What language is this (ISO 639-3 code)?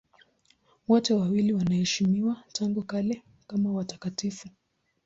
swa